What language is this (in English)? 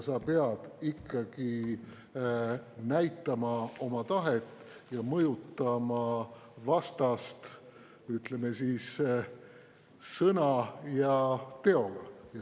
Estonian